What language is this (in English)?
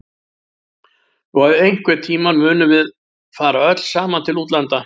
Icelandic